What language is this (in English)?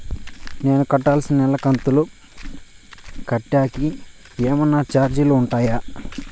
Telugu